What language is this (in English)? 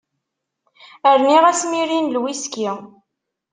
Kabyle